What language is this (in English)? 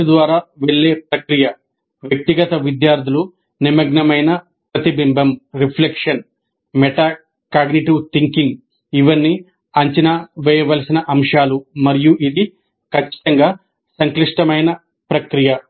Telugu